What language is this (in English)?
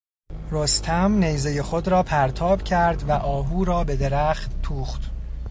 Persian